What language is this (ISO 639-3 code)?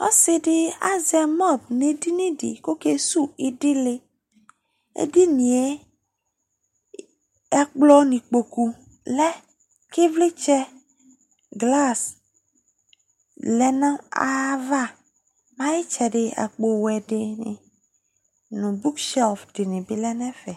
kpo